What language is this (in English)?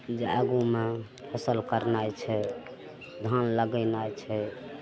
Maithili